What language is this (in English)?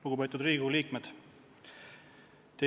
Estonian